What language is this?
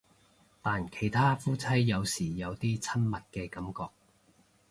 Cantonese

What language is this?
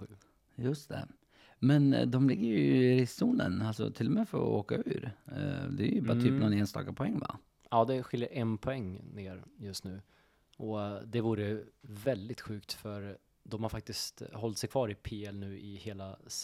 Swedish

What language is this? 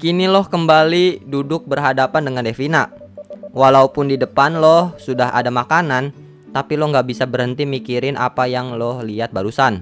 Indonesian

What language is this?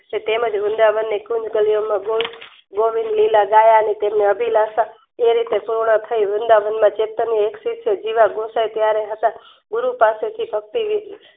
Gujarati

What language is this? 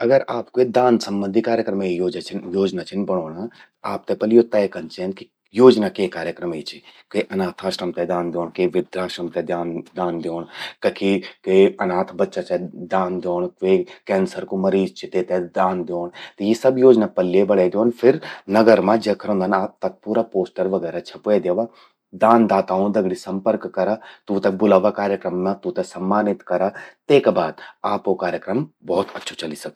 Garhwali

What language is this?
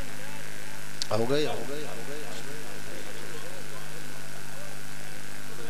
Arabic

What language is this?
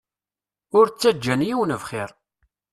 Kabyle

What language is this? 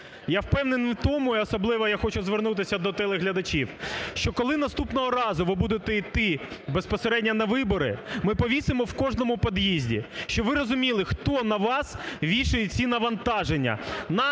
Ukrainian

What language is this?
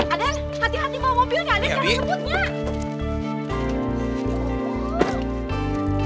Indonesian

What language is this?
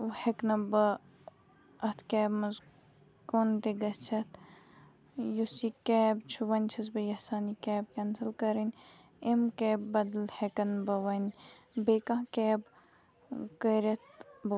Kashmiri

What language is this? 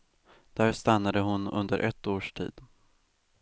Swedish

